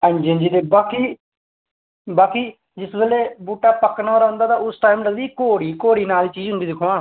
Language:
Dogri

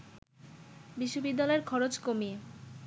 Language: Bangla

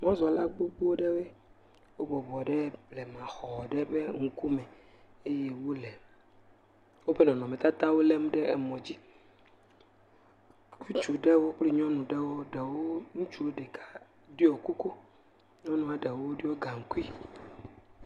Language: Ewe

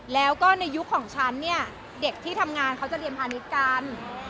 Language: Thai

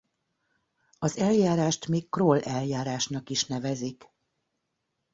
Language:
Hungarian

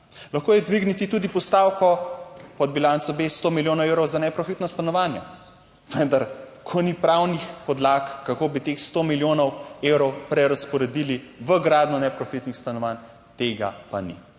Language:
Slovenian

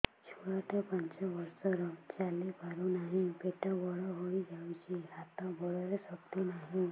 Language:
Odia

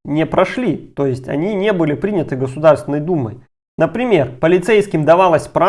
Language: Russian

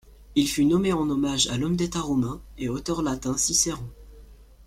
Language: French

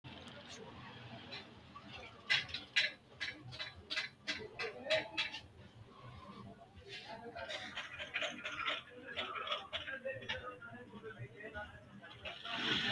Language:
Sidamo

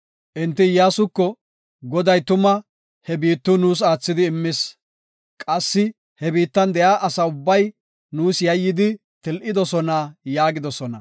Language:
Gofa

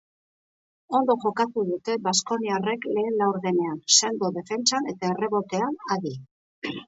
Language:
Basque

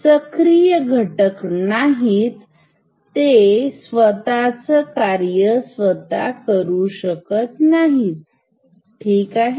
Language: Marathi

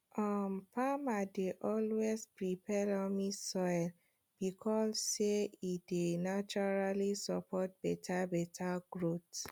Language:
Nigerian Pidgin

